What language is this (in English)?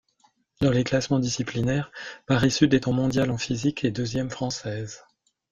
French